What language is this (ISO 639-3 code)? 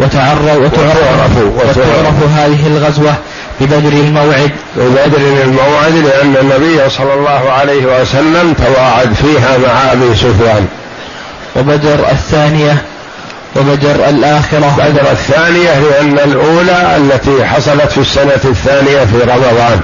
ara